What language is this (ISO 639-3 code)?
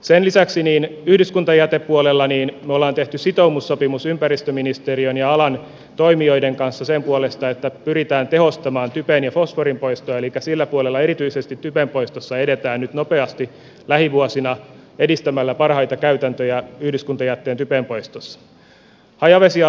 fin